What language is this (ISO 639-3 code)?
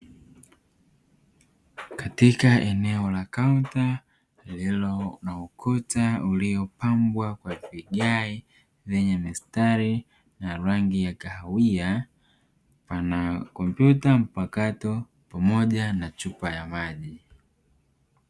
swa